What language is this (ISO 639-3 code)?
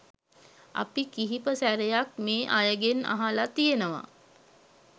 sin